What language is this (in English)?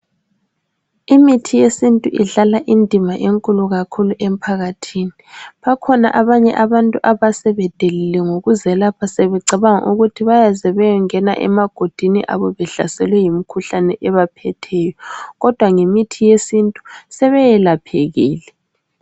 North Ndebele